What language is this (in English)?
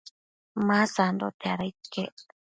Matsés